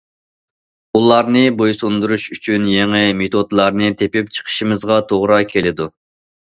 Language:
Uyghur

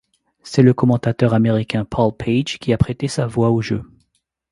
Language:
French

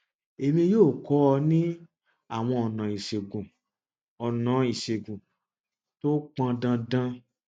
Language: Yoruba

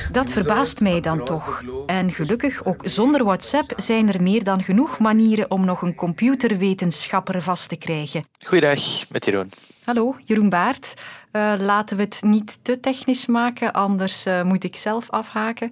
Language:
Dutch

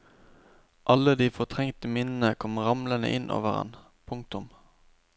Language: Norwegian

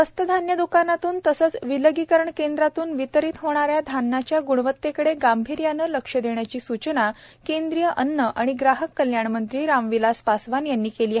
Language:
Marathi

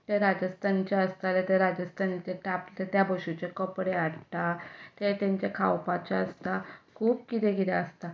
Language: Konkani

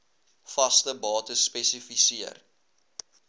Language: Afrikaans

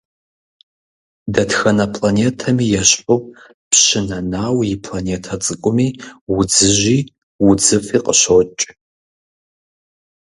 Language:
Kabardian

